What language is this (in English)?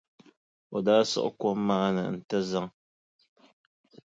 Dagbani